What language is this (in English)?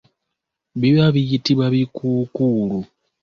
Ganda